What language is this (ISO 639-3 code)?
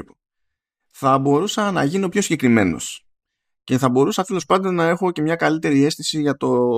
ell